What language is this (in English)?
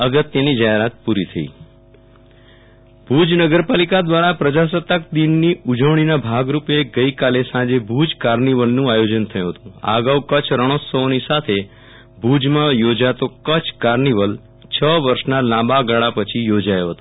Gujarati